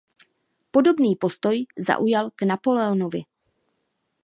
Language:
Czech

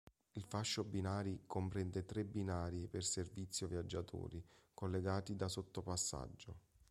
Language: Italian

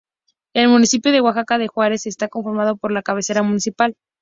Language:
Spanish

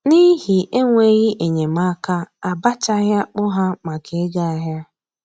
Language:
Igbo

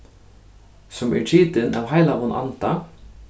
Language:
Faroese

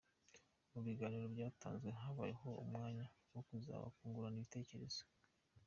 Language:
Kinyarwanda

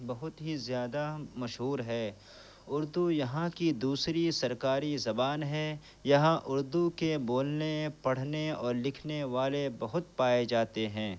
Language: Urdu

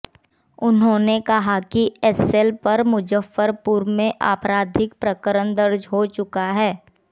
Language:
Hindi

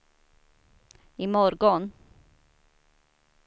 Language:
Swedish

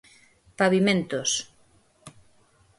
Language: Galician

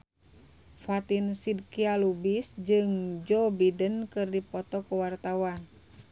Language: Sundanese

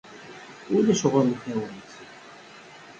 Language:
Kabyle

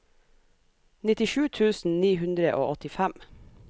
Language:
Norwegian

